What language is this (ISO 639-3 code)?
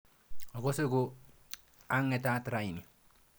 kln